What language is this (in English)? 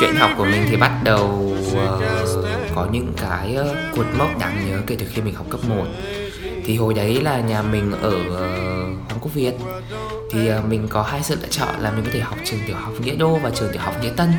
Vietnamese